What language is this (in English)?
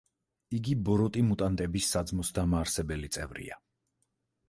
Georgian